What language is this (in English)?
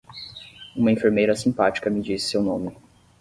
Portuguese